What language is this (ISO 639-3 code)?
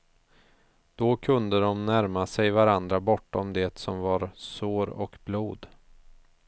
swe